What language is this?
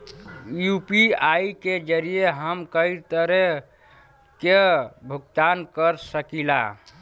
Bhojpuri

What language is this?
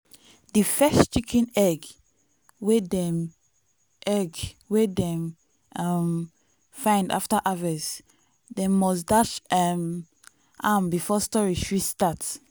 Nigerian Pidgin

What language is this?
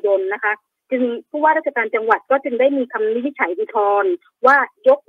Thai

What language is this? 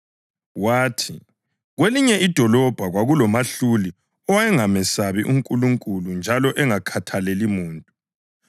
North Ndebele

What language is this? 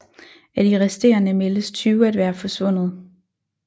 Danish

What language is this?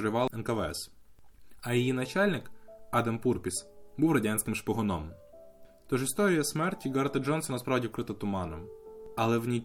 Ukrainian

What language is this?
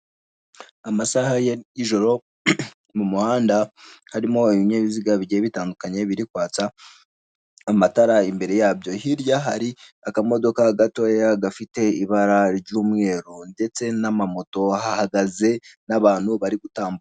Kinyarwanda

